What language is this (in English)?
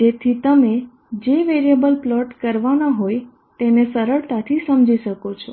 Gujarati